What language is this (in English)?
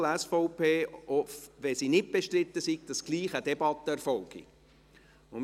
Swiss German